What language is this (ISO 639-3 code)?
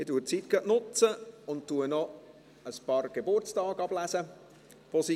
gsw